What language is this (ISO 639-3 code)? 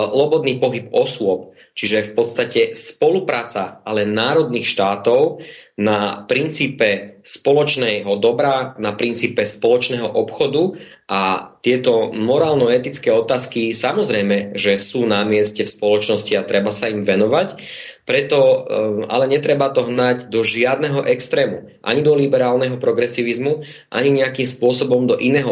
slk